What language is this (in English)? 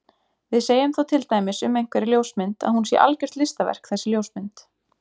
Icelandic